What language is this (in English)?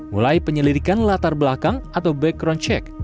Indonesian